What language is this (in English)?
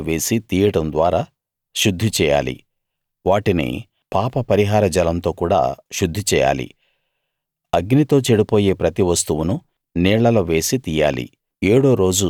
Telugu